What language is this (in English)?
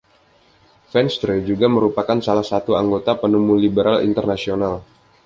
Indonesian